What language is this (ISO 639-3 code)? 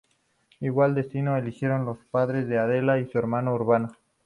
spa